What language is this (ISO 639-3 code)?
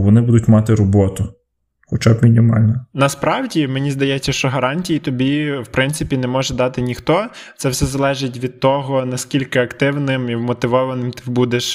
ukr